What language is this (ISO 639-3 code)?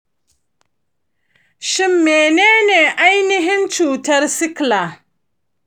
hau